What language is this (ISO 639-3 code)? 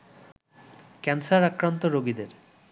ben